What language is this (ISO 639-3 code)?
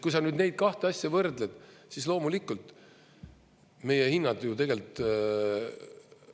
est